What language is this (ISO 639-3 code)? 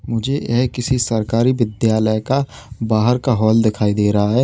hin